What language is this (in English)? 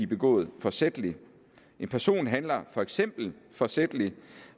Danish